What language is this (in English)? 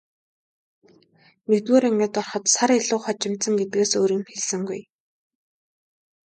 Mongolian